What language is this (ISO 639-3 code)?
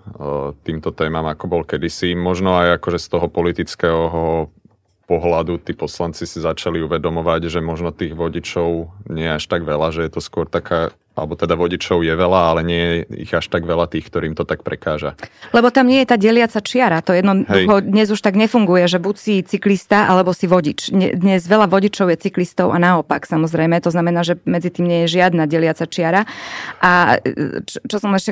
slk